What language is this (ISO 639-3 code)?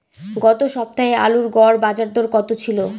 ben